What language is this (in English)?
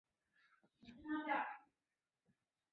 Chinese